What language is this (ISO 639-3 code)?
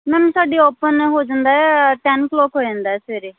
pan